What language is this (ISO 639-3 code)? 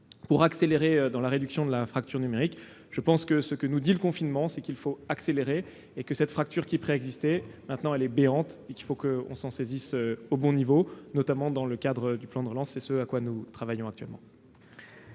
fra